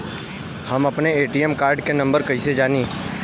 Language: Bhojpuri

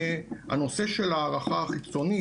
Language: Hebrew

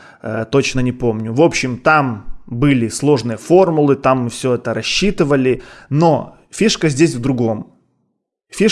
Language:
Russian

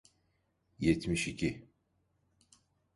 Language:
Turkish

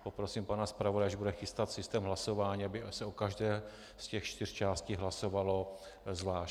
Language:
Czech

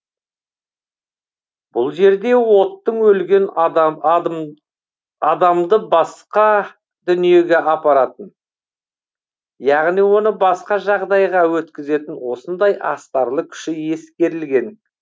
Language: Kazakh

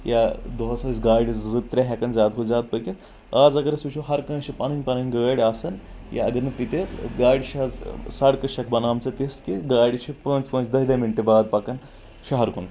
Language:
Kashmiri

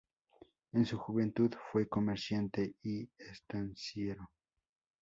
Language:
Spanish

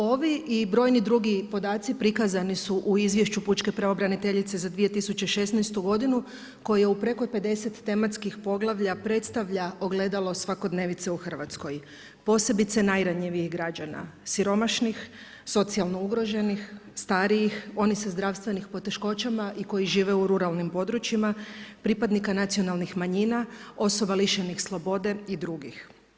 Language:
Croatian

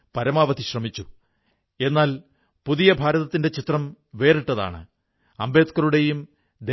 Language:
Malayalam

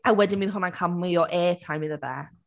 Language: Welsh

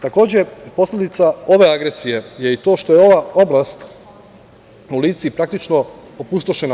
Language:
Serbian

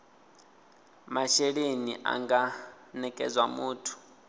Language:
Venda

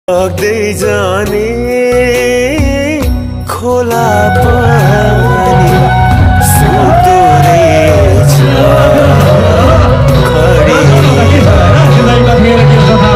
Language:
Arabic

